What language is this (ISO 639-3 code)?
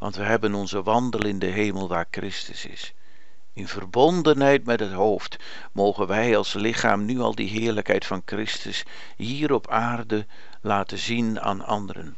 nld